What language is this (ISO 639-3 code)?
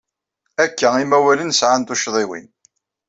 kab